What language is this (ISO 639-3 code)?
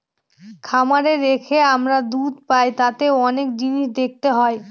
ben